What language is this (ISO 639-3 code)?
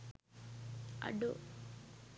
sin